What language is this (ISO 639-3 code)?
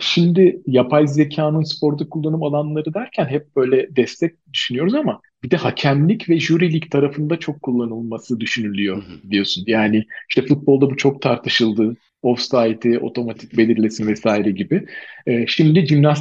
tur